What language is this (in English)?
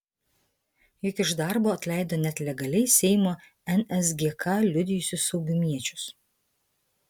Lithuanian